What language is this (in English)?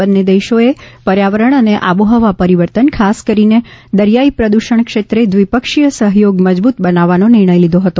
Gujarati